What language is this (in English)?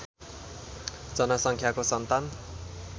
Nepali